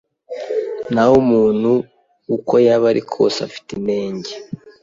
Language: Kinyarwanda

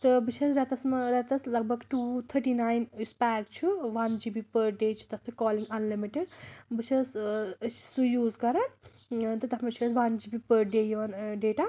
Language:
Kashmiri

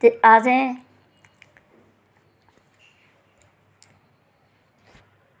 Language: Dogri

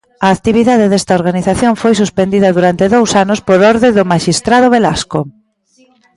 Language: Galician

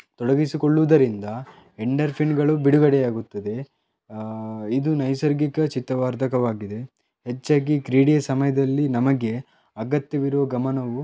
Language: Kannada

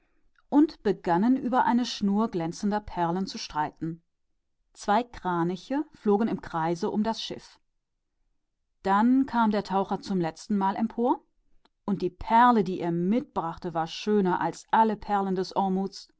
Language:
German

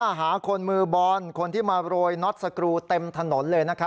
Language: Thai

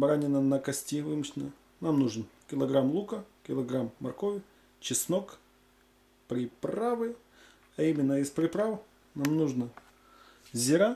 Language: Russian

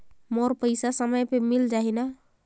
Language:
Chhattisgarhi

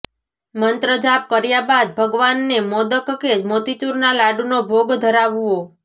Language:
Gujarati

